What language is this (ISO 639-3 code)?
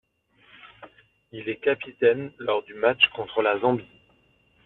fra